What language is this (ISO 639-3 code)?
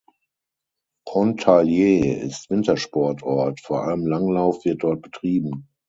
deu